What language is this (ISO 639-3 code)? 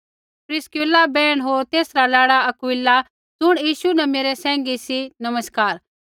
kfx